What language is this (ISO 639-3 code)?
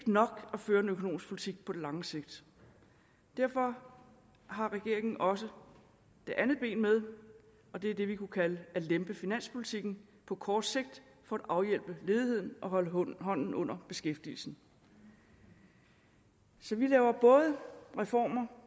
dan